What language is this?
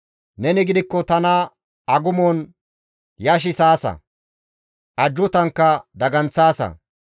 Gamo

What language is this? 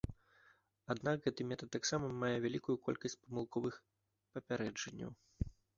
Belarusian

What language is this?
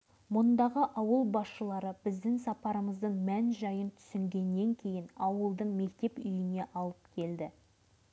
Kazakh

